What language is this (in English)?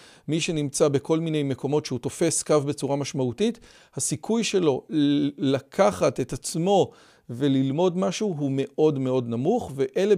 Hebrew